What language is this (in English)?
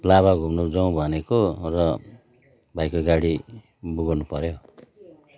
Nepali